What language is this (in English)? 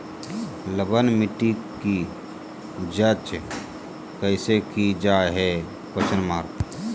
Magahi